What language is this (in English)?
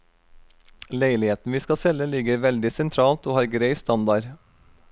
Norwegian